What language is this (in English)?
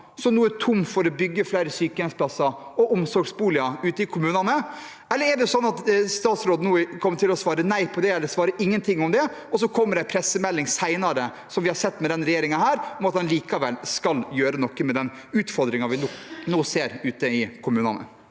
Norwegian